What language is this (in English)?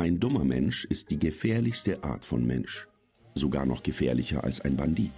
German